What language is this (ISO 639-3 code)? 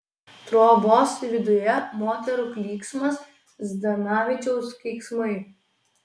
lit